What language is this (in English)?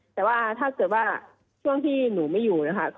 Thai